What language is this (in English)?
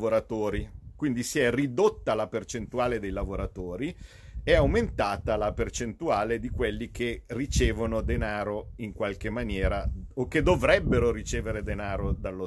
Italian